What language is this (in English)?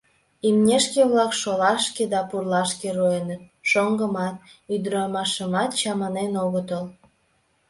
Mari